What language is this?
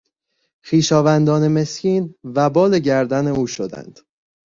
Persian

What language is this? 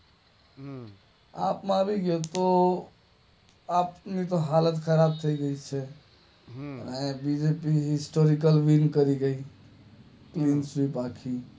Gujarati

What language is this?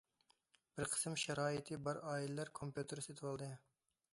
Uyghur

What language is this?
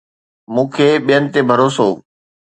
Sindhi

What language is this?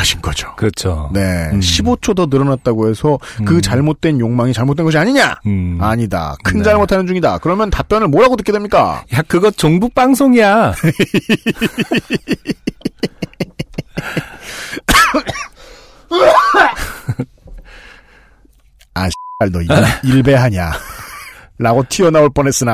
Korean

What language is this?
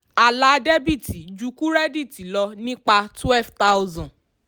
Yoruba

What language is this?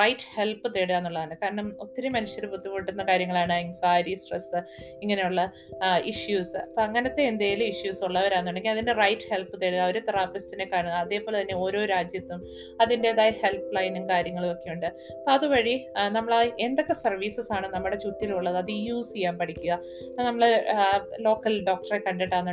Malayalam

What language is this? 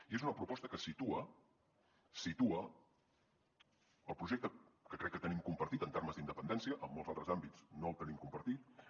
Catalan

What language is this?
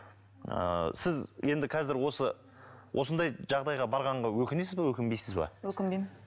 Kazakh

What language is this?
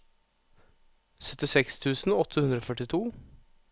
Norwegian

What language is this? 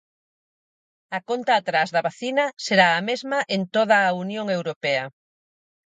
Galician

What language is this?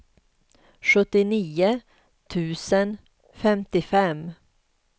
Swedish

